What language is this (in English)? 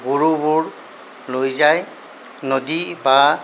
Assamese